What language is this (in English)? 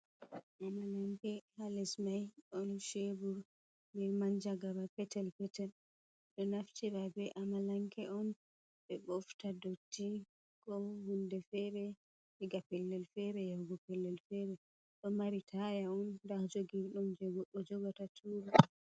Fula